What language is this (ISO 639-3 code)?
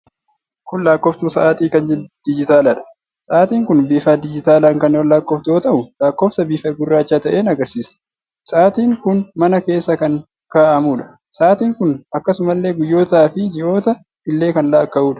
orm